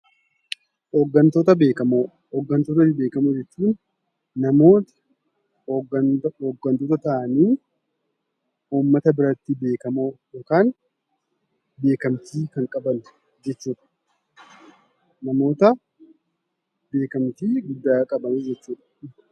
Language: Oromo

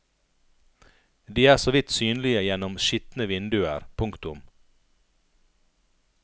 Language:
Norwegian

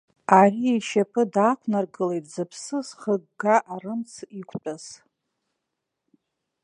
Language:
Abkhazian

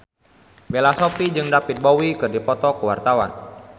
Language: Sundanese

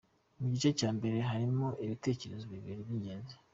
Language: Kinyarwanda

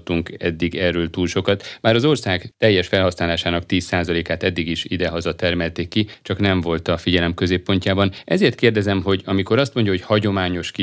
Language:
Hungarian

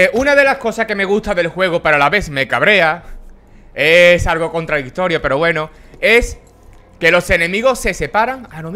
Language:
Spanish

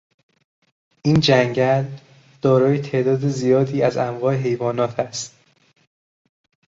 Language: Persian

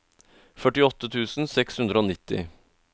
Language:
Norwegian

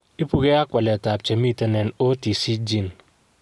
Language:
Kalenjin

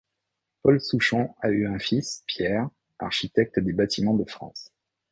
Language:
French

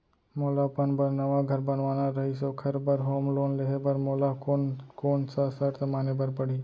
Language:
Chhattisgarhi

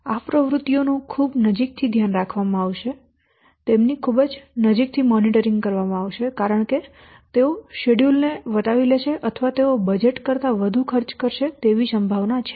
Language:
Gujarati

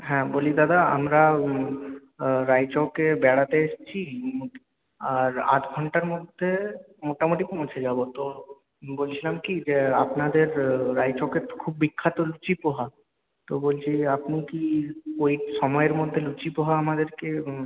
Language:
Bangla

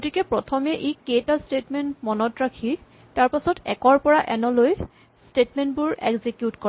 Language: Assamese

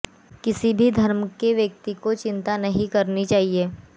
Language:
Hindi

